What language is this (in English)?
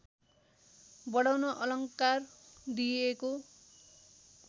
Nepali